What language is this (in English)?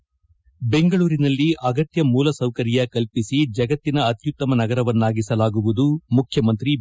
Kannada